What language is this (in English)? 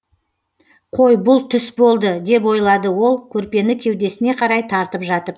Kazakh